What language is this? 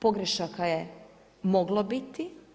Croatian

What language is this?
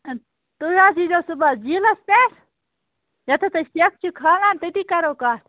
Kashmiri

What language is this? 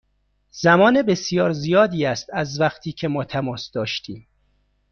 Persian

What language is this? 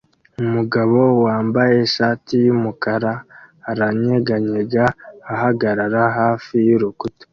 Kinyarwanda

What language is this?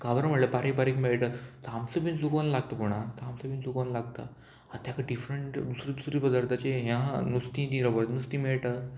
Konkani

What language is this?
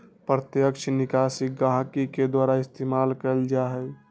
Magahi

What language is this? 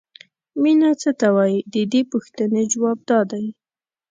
Pashto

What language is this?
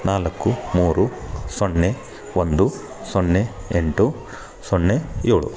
Kannada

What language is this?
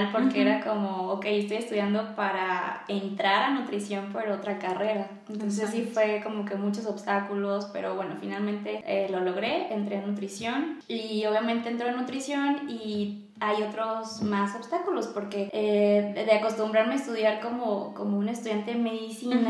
Spanish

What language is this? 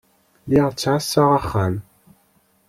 Kabyle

